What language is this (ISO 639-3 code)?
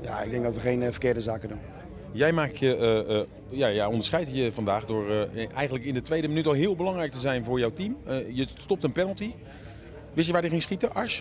nld